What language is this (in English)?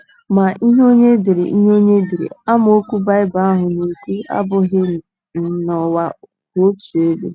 Igbo